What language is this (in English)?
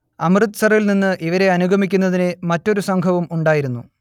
Malayalam